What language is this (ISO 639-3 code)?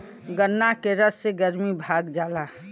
bho